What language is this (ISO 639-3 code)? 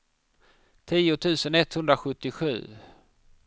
swe